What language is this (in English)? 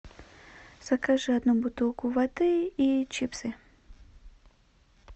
Russian